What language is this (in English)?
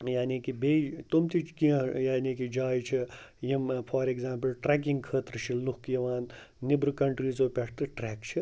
Kashmiri